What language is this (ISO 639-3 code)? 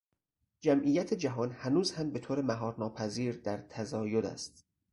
fas